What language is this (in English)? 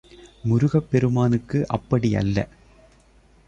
Tamil